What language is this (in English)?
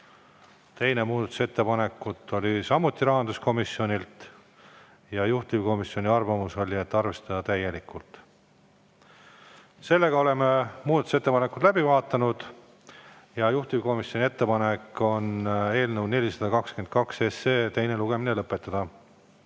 Estonian